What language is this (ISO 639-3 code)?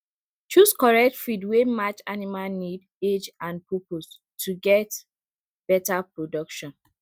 pcm